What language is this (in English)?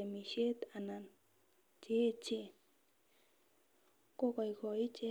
Kalenjin